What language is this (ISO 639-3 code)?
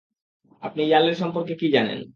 ben